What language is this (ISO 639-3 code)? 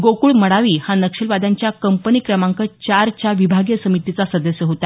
mar